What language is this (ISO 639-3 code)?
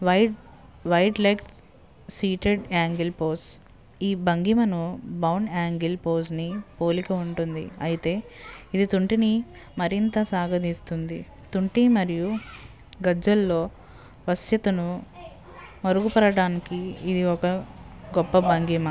tel